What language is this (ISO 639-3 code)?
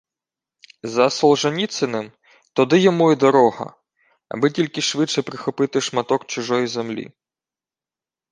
ukr